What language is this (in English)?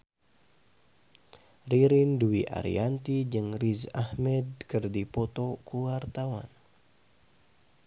Sundanese